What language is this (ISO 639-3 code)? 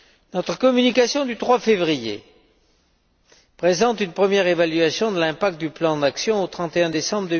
fra